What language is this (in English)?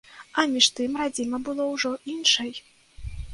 Belarusian